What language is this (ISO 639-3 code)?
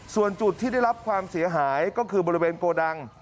tha